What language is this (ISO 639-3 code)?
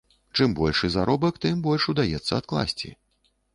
bel